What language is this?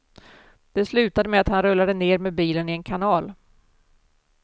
Swedish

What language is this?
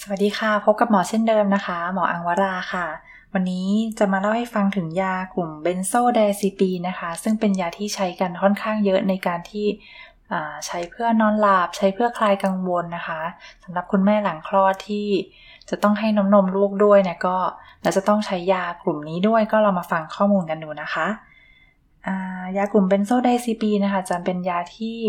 Thai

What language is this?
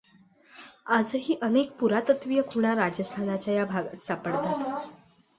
Marathi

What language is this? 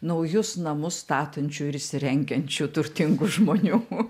Lithuanian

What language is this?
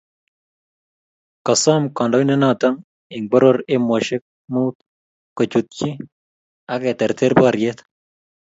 Kalenjin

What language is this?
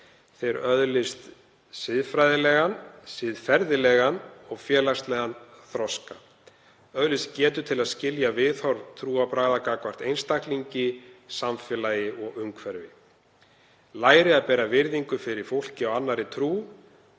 Icelandic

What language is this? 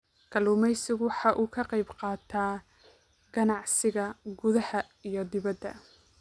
Somali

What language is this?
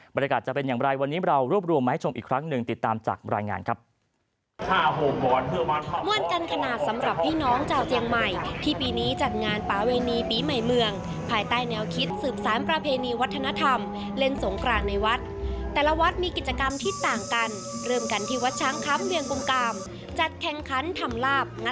Thai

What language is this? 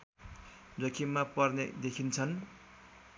Nepali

